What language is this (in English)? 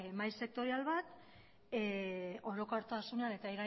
Basque